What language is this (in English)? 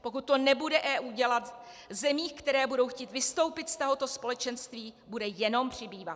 Czech